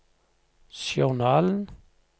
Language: Norwegian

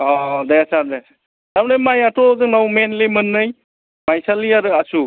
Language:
Bodo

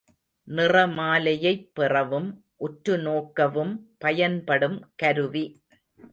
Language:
Tamil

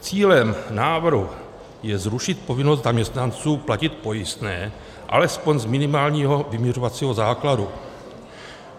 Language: Czech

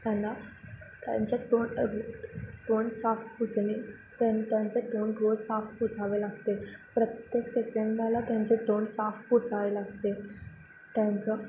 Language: Marathi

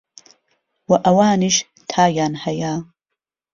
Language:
Central Kurdish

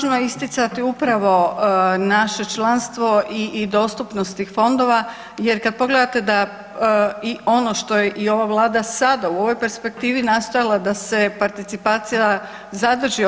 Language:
Croatian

